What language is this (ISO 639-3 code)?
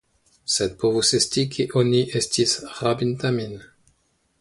epo